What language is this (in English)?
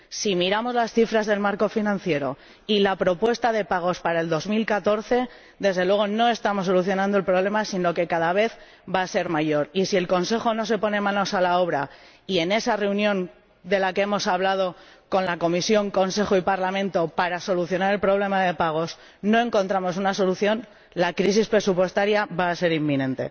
Spanish